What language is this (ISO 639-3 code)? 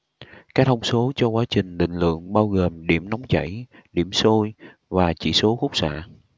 vie